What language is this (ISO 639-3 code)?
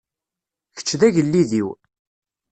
kab